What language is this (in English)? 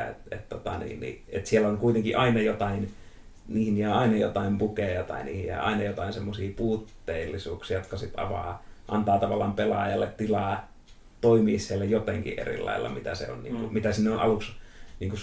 Finnish